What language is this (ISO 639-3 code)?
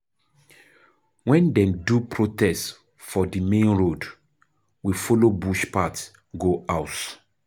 pcm